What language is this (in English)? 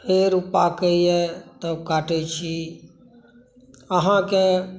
Maithili